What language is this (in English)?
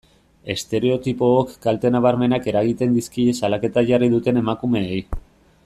Basque